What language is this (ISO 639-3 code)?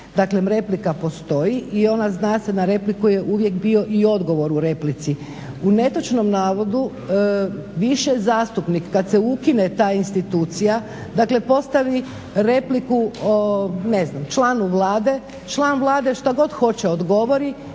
hrv